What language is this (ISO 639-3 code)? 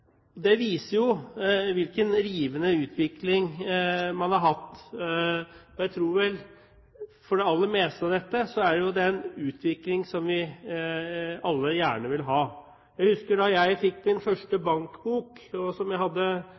nob